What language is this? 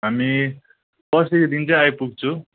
Nepali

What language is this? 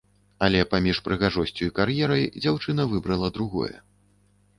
Belarusian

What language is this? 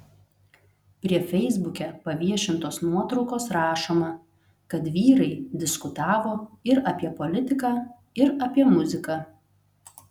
Lithuanian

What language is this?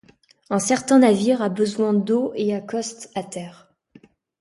French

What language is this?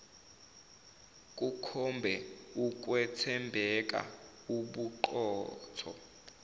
Zulu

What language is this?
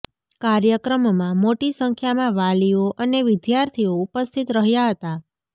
Gujarati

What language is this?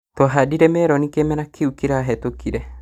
Kikuyu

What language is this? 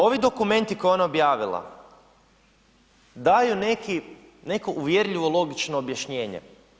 Croatian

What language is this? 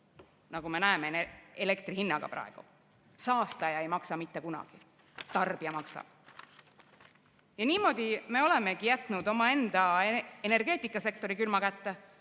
Estonian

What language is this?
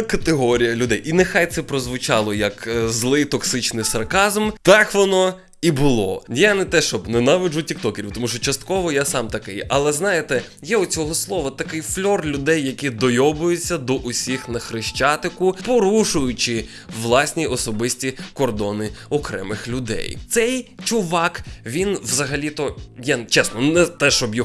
Ukrainian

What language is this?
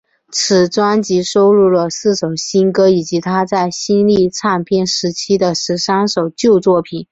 Chinese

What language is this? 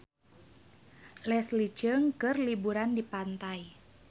Sundanese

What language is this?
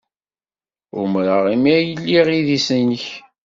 Kabyle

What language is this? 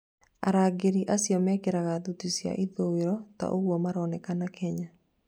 Kikuyu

